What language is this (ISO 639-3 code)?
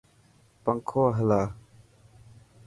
mki